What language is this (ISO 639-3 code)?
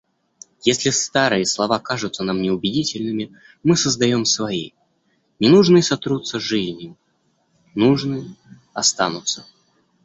rus